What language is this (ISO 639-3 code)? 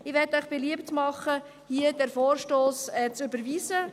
gsw